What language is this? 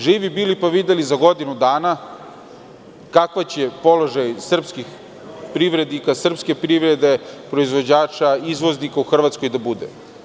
Serbian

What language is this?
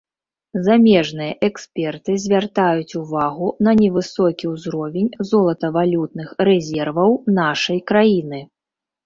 Belarusian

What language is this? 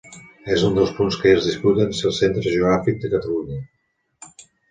Catalan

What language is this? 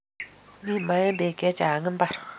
Kalenjin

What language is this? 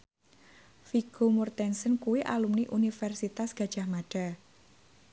Javanese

